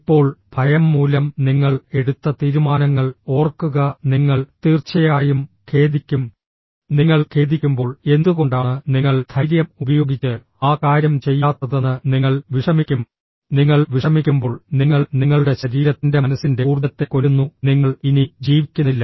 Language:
Malayalam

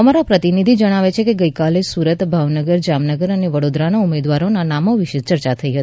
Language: Gujarati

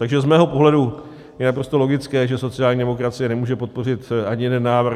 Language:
Czech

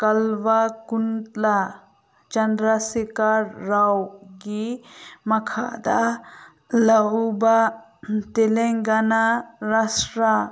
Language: Manipuri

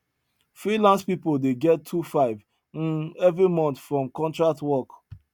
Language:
Nigerian Pidgin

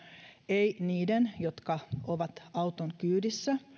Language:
Finnish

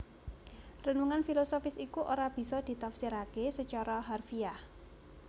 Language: Javanese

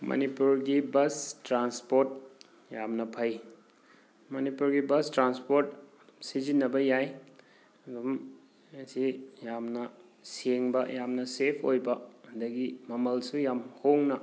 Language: Manipuri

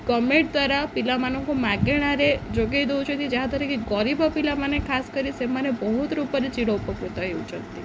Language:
Odia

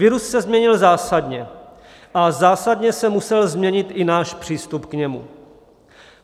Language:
Czech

